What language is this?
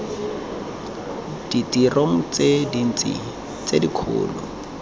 Tswana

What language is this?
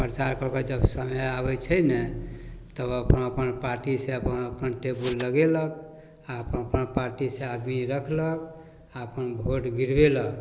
Maithili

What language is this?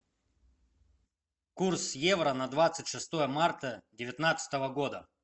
Russian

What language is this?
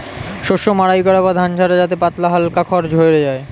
Bangla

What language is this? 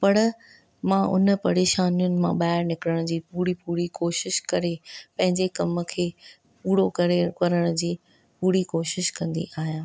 Sindhi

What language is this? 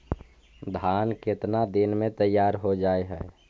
Magahi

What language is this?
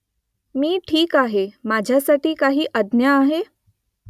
Marathi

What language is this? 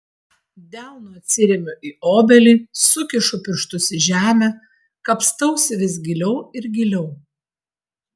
Lithuanian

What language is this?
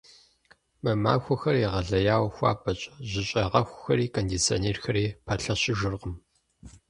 Kabardian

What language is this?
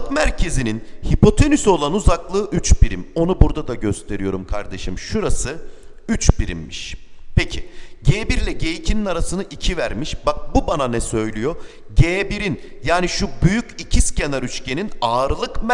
Turkish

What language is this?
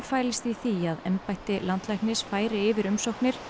Icelandic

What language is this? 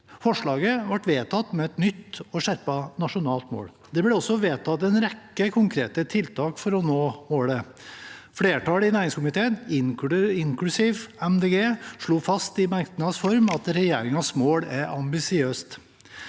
Norwegian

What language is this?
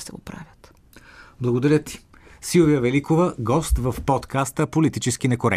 Bulgarian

